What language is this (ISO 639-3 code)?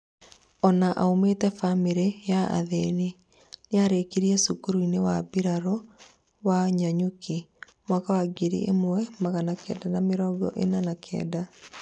kik